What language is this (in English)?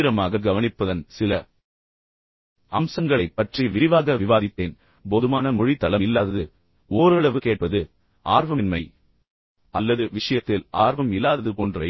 Tamil